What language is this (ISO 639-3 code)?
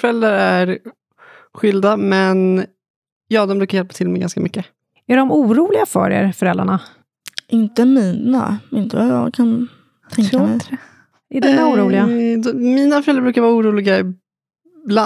swe